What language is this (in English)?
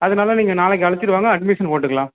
Tamil